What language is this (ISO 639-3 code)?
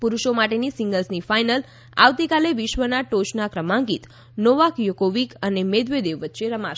guj